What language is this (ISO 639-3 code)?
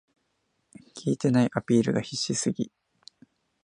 jpn